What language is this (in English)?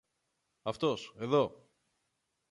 Greek